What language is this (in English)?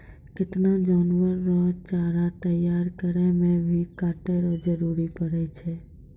Maithili